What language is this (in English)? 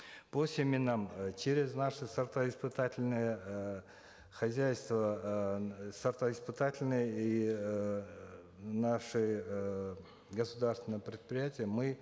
Kazakh